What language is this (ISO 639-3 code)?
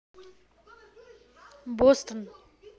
rus